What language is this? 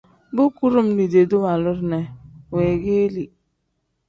Tem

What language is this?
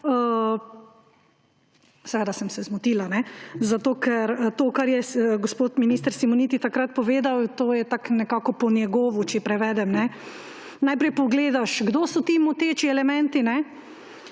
Slovenian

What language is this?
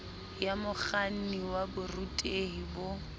Southern Sotho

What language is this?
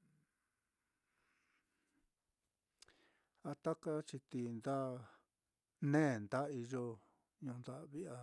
Mitlatongo Mixtec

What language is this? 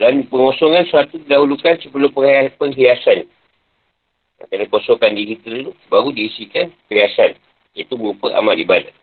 Malay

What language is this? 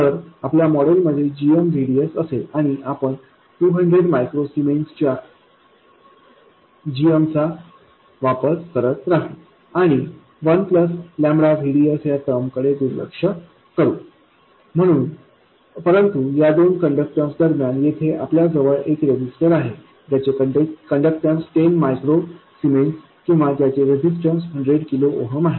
Marathi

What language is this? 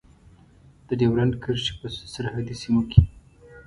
Pashto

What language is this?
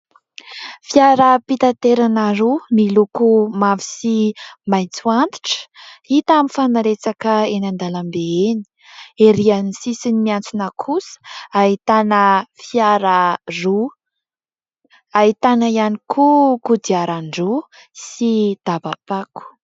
Malagasy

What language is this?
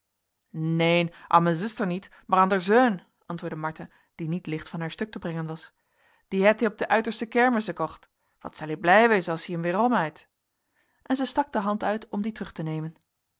Dutch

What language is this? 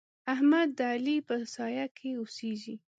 Pashto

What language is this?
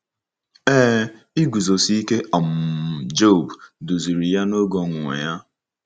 Igbo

